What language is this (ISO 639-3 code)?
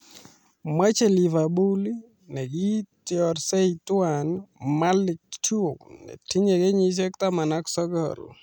kln